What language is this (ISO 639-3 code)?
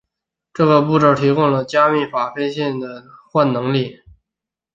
zho